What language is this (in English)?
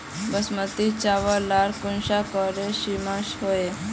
Magahi